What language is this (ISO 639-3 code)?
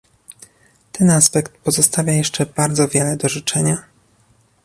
pol